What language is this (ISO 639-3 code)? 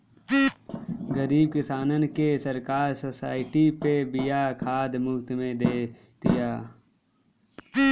bho